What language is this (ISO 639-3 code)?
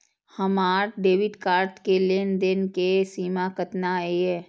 mai